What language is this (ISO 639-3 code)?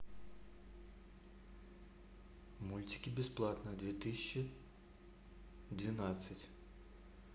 rus